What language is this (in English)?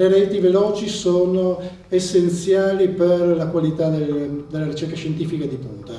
Italian